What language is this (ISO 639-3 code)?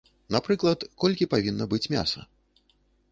bel